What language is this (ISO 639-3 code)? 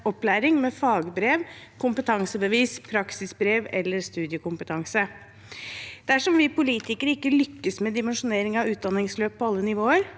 nor